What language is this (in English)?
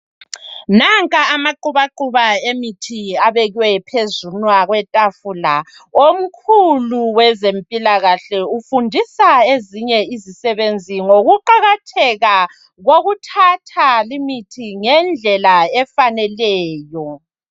North Ndebele